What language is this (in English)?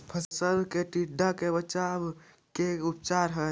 Magahi